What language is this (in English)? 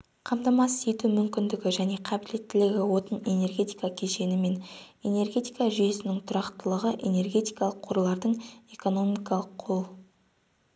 Kazakh